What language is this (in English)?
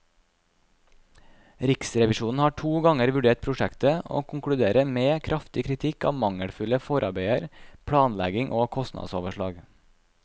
Norwegian